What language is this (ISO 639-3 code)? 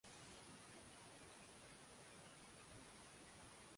swa